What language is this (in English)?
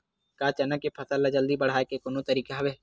Chhattisgarhi